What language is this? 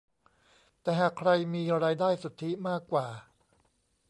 Thai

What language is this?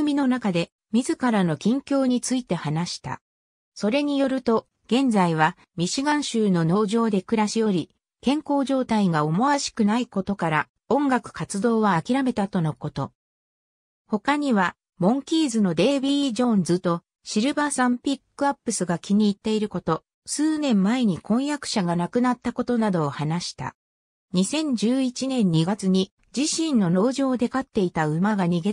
Japanese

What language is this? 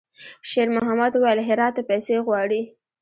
Pashto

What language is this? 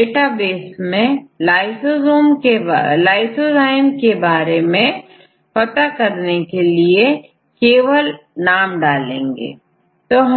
Hindi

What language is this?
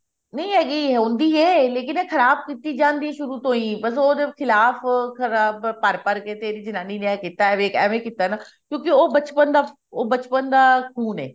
Punjabi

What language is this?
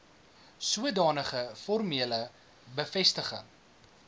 Afrikaans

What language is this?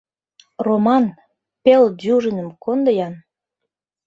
Mari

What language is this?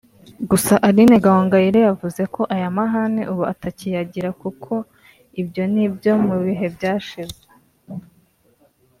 Kinyarwanda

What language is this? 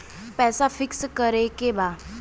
Bhojpuri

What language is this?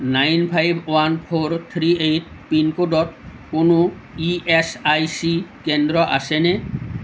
Assamese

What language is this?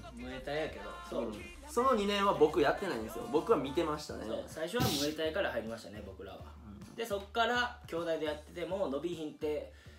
Japanese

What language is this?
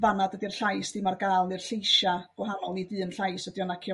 Welsh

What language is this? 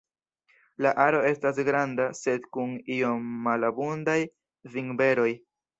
Esperanto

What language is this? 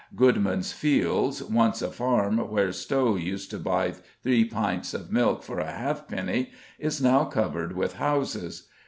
English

